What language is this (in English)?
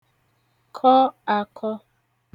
Igbo